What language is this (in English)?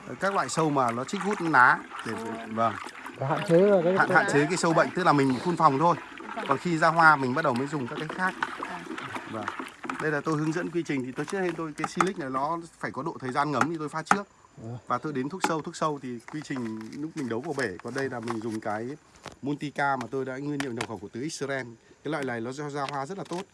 Vietnamese